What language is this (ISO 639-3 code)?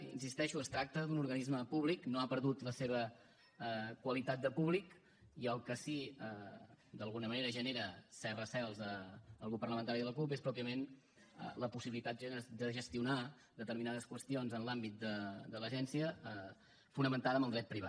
cat